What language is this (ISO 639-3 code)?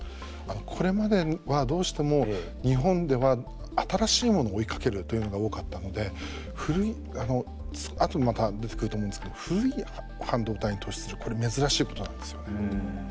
jpn